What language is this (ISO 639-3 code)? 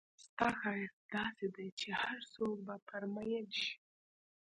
pus